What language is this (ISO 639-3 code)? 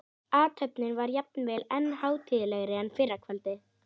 isl